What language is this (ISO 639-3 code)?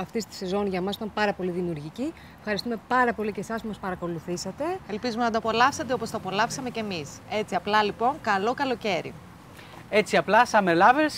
ell